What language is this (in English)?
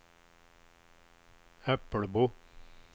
Swedish